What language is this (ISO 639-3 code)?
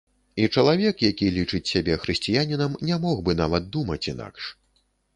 bel